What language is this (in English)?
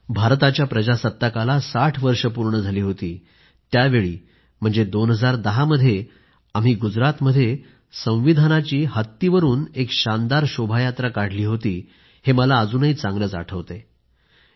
Marathi